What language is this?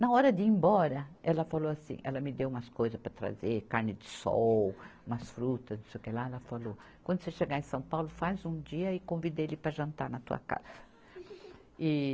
Portuguese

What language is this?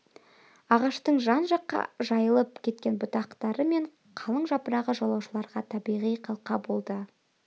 Kazakh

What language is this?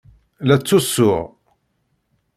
Kabyle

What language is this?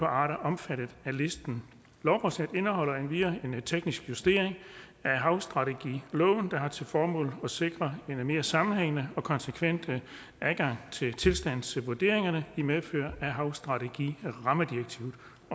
Danish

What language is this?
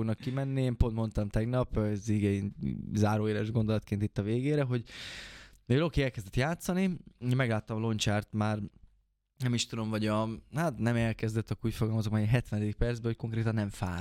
Hungarian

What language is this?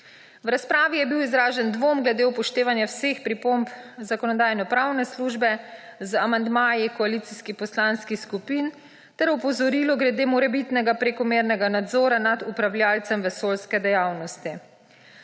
Slovenian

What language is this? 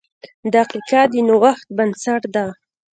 Pashto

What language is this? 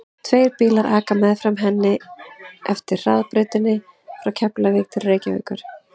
Icelandic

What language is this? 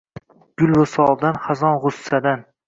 Uzbek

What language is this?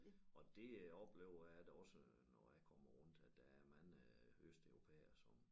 Danish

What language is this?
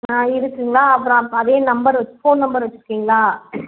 Tamil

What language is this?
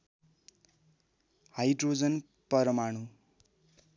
Nepali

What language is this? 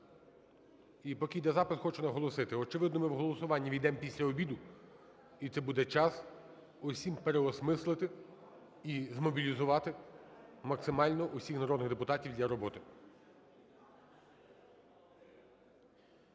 Ukrainian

